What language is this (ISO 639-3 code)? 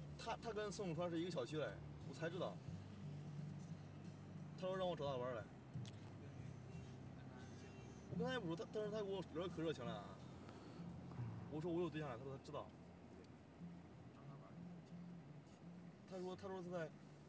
zho